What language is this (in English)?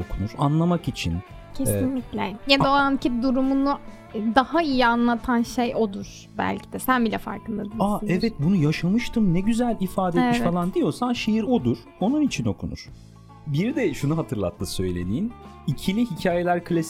Turkish